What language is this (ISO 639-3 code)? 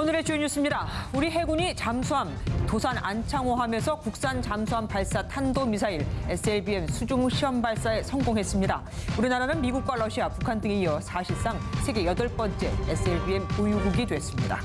kor